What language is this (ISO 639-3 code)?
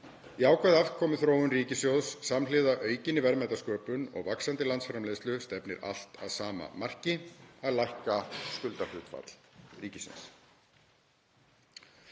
isl